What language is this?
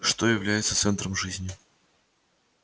Russian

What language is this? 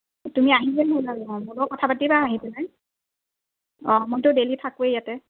Assamese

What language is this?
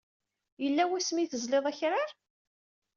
Kabyle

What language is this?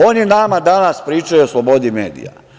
Serbian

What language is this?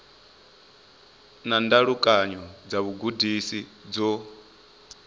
Venda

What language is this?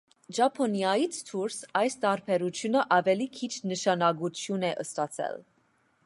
Armenian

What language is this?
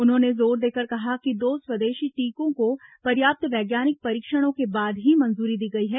Hindi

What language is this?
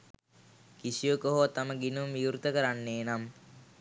Sinhala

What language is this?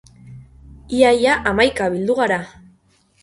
Basque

